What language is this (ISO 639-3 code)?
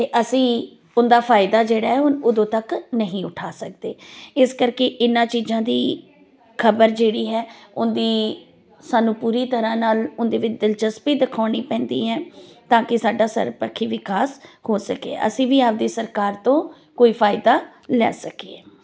pan